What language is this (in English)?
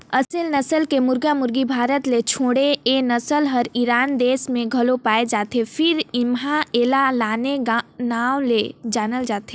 Chhattisgarhi